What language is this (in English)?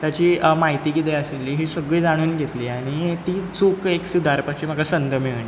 Konkani